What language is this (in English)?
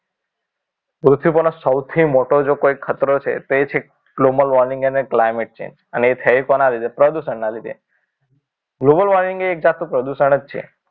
Gujarati